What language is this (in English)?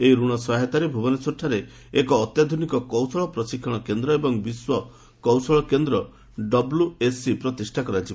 Odia